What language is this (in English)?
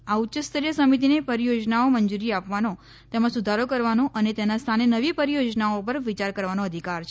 Gujarati